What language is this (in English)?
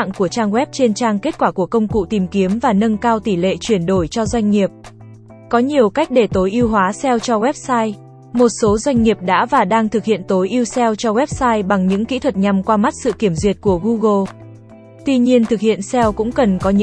Vietnamese